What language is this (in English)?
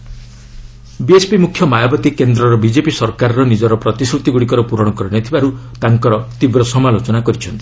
Odia